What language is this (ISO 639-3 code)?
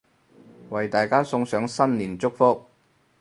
yue